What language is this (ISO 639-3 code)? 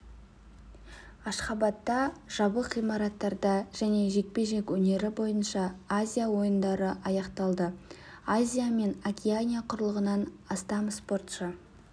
kaz